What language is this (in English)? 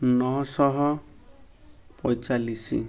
Odia